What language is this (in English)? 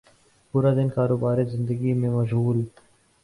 Urdu